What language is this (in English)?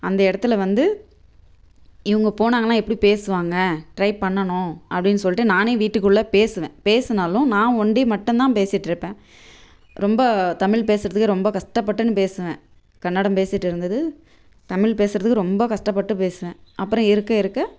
Tamil